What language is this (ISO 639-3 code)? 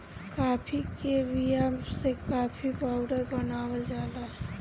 bho